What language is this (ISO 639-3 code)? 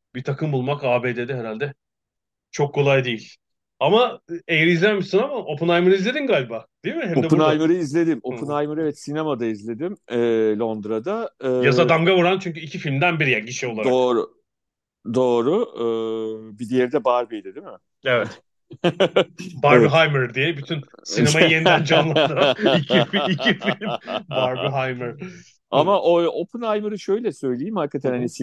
tur